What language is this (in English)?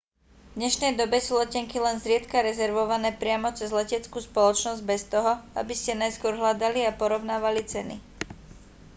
Slovak